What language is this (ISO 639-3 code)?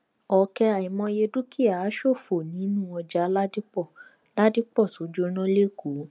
yor